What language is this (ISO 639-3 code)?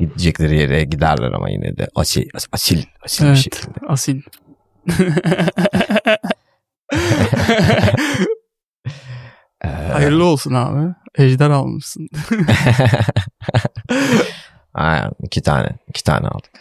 tur